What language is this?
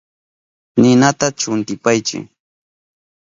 Southern Pastaza Quechua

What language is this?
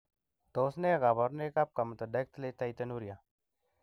Kalenjin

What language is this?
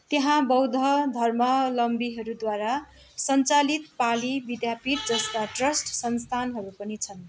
Nepali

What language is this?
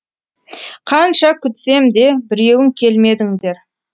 Kazakh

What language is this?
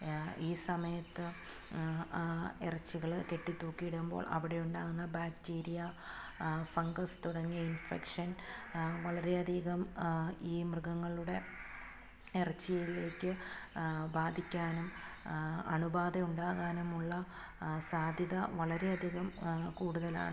Malayalam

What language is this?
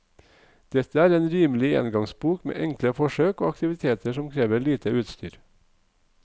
Norwegian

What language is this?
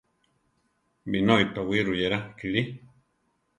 Central Tarahumara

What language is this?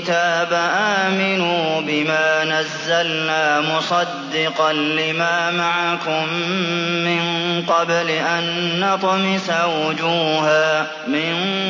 Arabic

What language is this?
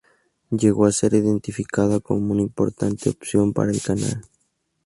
Spanish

